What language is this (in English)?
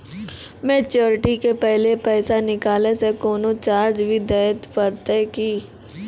Maithili